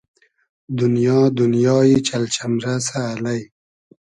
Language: Hazaragi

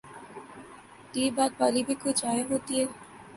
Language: Urdu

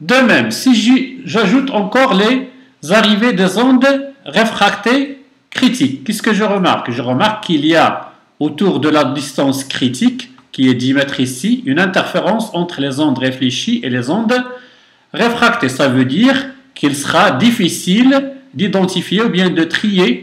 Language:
French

